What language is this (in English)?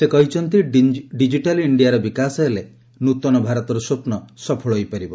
Odia